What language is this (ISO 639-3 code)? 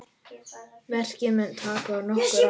isl